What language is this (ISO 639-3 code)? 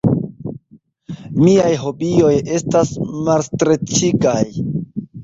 epo